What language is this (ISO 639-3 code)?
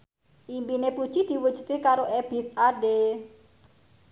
jav